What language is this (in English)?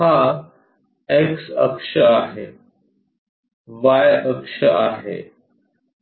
Marathi